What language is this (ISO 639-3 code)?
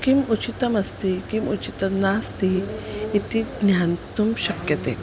san